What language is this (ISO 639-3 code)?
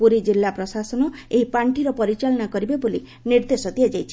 ori